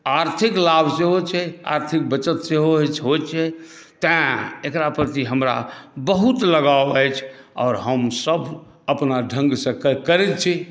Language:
Maithili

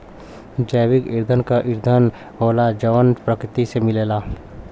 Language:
Bhojpuri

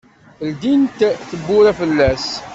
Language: Kabyle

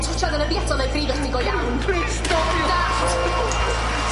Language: Welsh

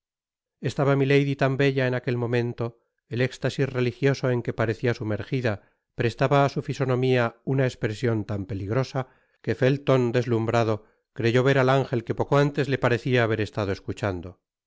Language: Spanish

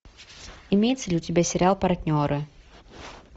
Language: Russian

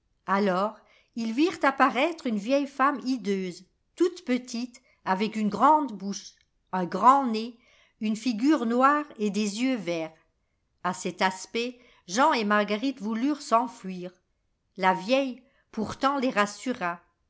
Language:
French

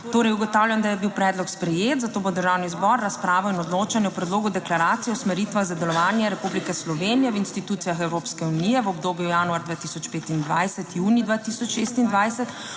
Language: Slovenian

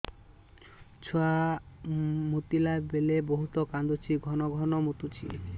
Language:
Odia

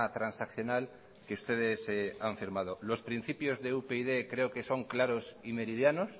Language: Spanish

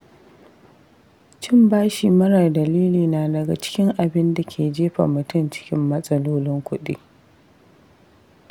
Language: Hausa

